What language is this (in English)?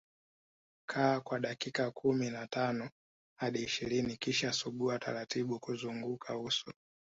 Swahili